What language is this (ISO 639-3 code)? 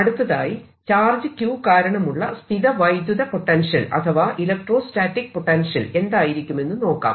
mal